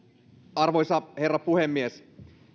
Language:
Finnish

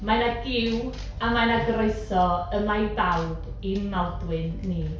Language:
Welsh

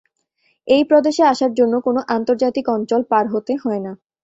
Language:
Bangla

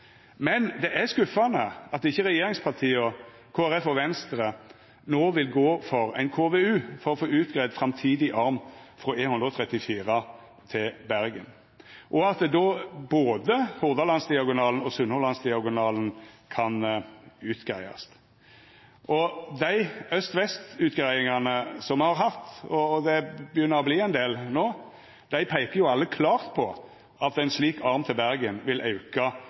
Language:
Norwegian Nynorsk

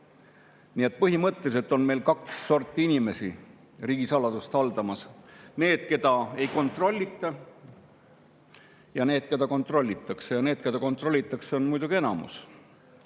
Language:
Estonian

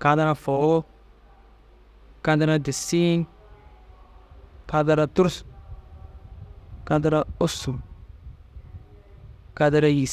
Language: Dazaga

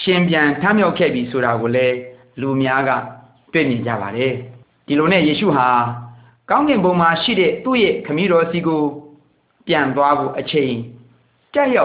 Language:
Malay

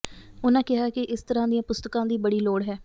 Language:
Punjabi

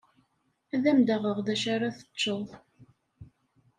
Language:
Kabyle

